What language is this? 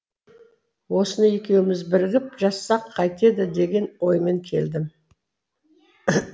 Kazakh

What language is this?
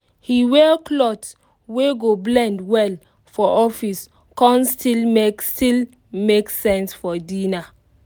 Nigerian Pidgin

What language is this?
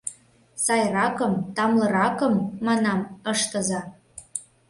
Mari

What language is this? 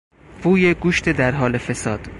Persian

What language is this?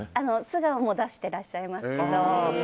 Japanese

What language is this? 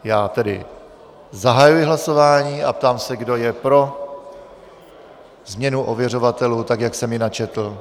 Czech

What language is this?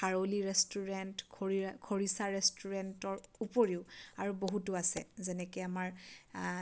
Assamese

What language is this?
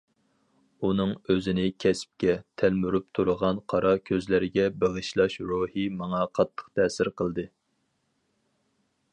Uyghur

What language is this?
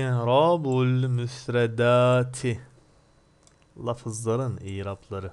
Turkish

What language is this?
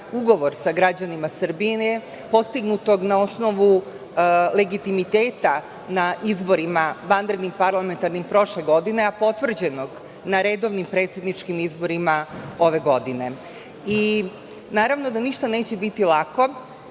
Serbian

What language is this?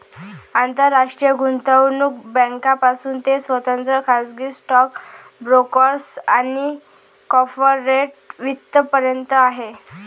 Marathi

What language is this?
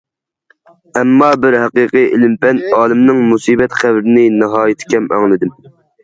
Uyghur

